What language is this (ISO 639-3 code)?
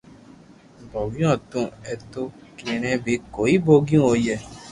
lrk